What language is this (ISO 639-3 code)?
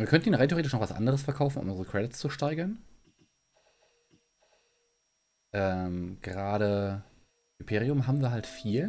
deu